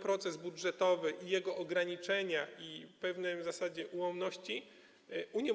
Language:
Polish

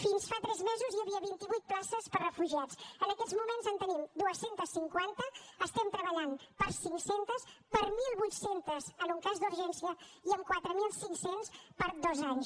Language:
Catalan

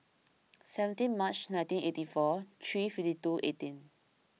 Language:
English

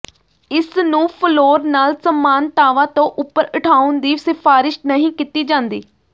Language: Punjabi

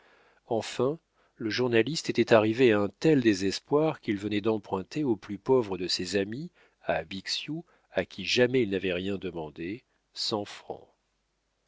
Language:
French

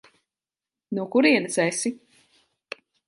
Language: Latvian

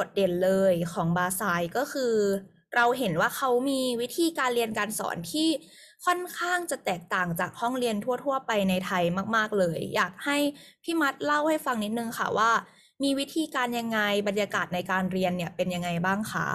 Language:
Thai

